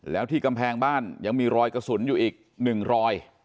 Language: Thai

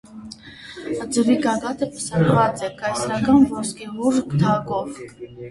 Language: Armenian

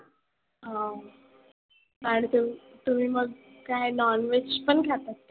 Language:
Marathi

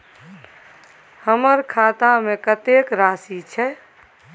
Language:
Maithili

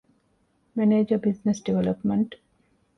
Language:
Divehi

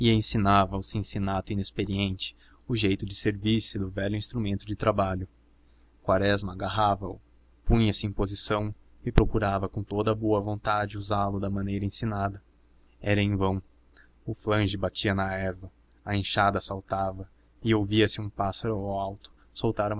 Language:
Portuguese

